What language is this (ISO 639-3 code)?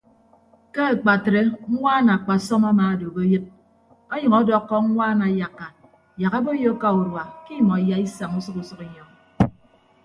ibb